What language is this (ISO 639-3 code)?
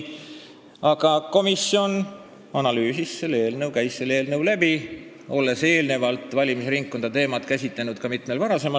est